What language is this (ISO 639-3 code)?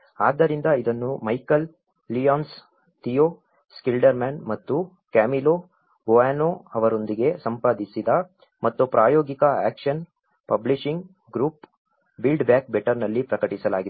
kan